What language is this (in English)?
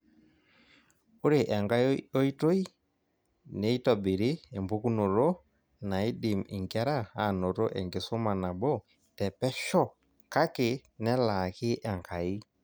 Masai